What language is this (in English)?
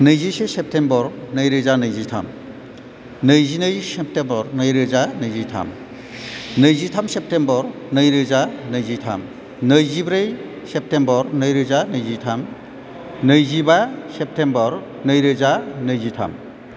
Bodo